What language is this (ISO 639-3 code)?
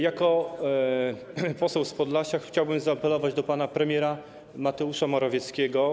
pol